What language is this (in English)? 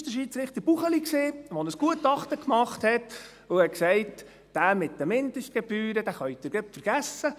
Swiss German